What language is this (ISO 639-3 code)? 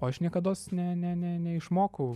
lit